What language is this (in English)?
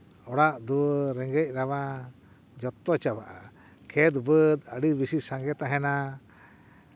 Santali